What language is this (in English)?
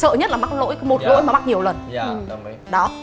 Vietnamese